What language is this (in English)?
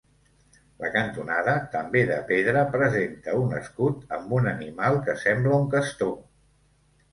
Catalan